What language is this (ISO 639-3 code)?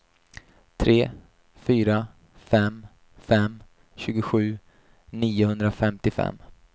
swe